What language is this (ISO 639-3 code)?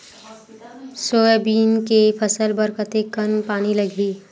hne